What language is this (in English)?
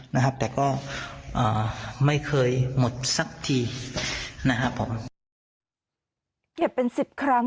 Thai